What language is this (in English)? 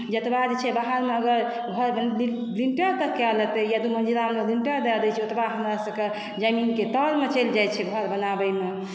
Maithili